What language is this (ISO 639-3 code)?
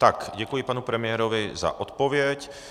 ces